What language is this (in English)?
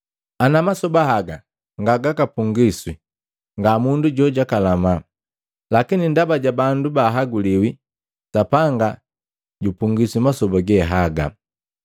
Matengo